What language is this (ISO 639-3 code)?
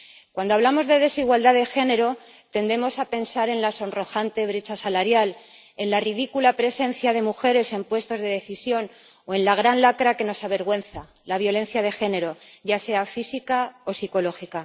spa